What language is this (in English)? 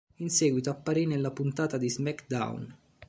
Italian